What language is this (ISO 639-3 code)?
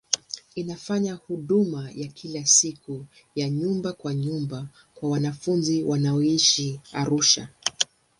swa